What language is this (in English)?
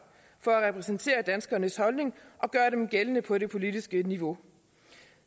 Danish